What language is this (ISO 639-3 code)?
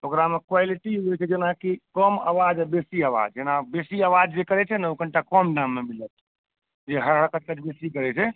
mai